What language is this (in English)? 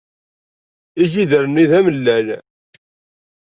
Kabyle